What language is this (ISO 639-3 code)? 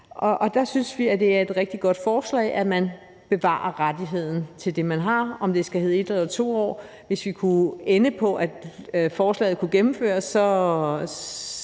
dan